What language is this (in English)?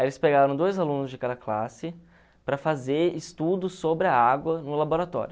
Portuguese